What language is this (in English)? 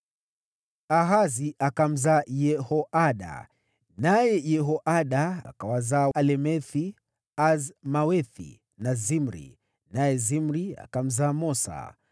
Swahili